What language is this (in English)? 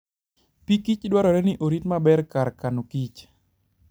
Luo (Kenya and Tanzania)